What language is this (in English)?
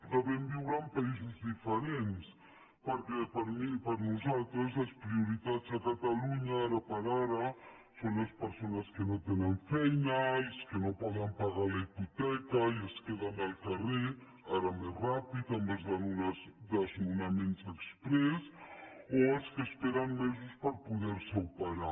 Catalan